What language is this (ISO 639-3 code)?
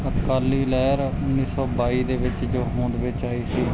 pan